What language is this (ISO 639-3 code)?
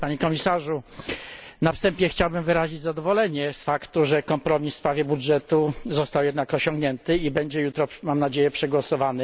pol